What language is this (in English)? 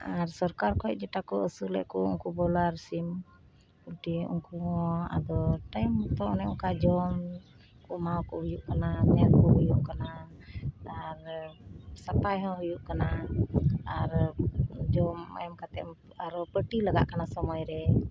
Santali